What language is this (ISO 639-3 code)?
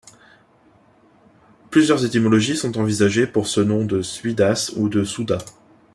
fra